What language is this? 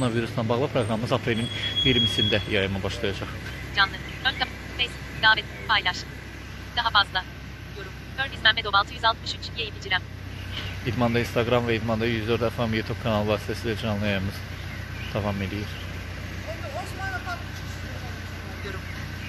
Turkish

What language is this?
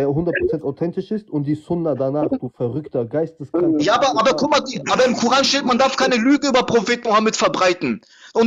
German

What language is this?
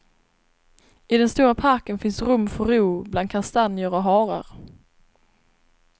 Swedish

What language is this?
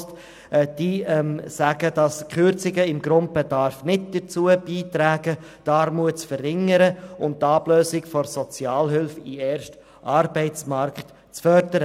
Swiss German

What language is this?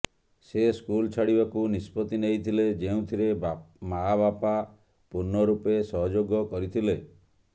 Odia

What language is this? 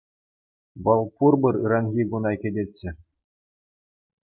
Chuvash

